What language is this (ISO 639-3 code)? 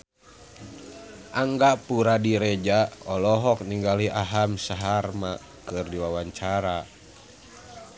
sun